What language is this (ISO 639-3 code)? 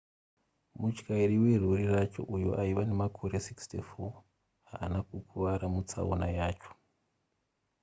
sna